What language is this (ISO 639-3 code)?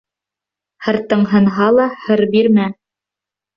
bak